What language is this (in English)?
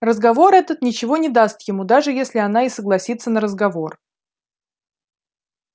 Russian